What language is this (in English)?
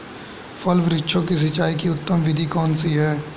Hindi